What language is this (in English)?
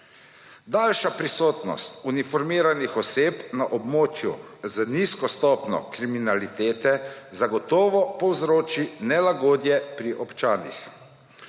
Slovenian